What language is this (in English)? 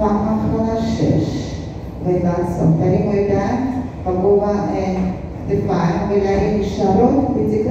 Hebrew